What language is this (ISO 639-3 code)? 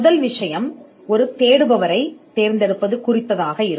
tam